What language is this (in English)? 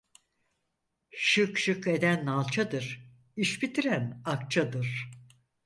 Turkish